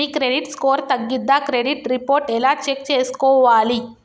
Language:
Telugu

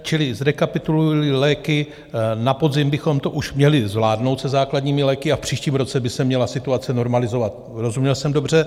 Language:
Czech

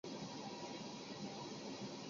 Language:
Chinese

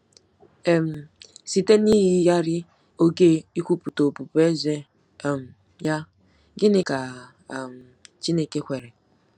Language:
Igbo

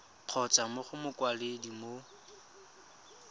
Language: Tswana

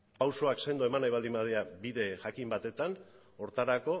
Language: Basque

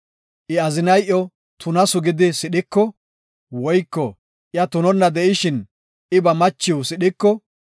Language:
Gofa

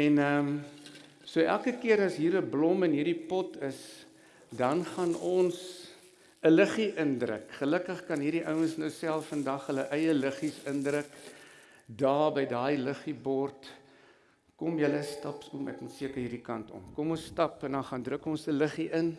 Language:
Dutch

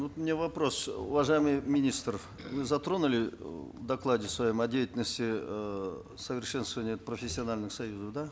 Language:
Kazakh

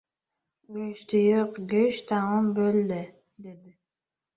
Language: Uzbek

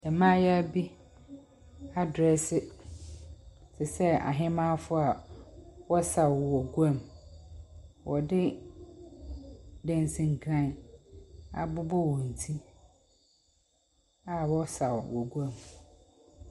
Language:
Akan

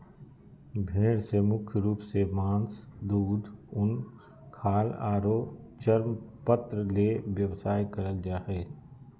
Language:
Magahi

